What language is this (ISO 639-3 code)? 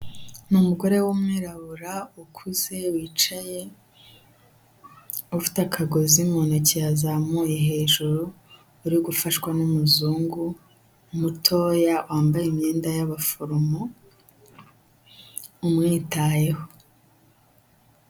kin